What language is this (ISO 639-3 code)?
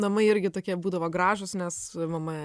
lit